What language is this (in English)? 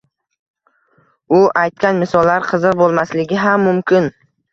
Uzbek